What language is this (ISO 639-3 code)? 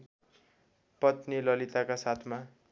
nep